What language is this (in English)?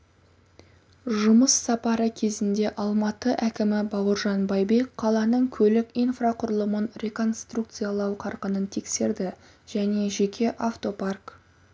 Kazakh